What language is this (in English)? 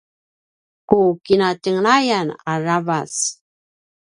Paiwan